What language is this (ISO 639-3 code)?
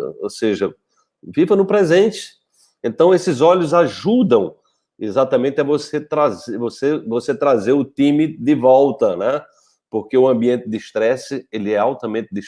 por